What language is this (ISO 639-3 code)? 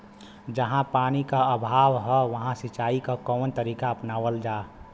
bho